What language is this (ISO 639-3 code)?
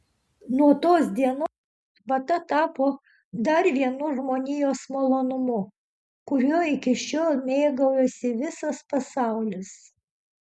lit